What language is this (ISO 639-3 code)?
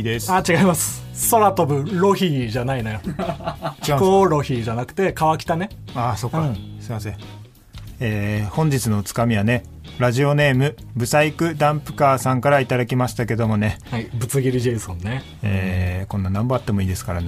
jpn